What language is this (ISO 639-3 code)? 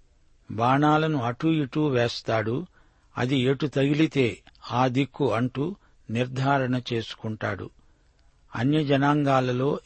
tel